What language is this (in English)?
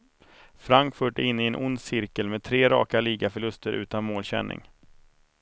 Swedish